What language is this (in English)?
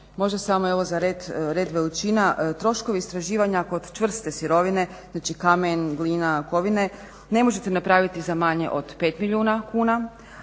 Croatian